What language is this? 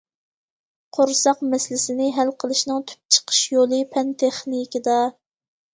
Uyghur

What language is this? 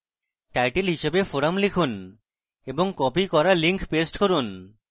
Bangla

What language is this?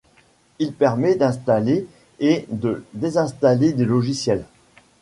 French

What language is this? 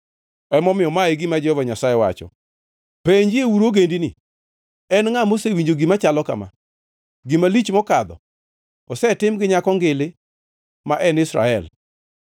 Luo (Kenya and Tanzania)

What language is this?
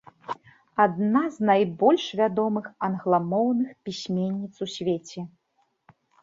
Belarusian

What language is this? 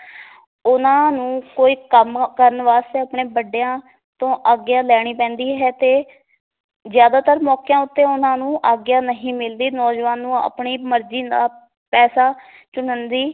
Punjabi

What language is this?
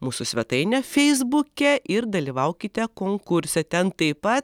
Lithuanian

